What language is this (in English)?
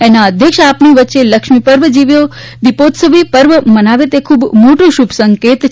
Gujarati